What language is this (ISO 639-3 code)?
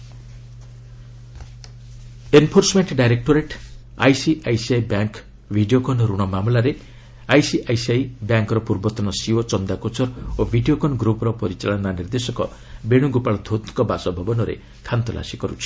ori